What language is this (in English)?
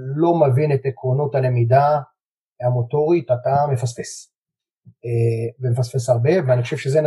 Hebrew